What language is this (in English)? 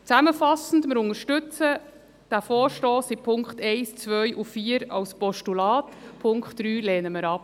Swiss German